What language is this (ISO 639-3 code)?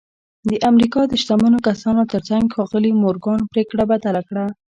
pus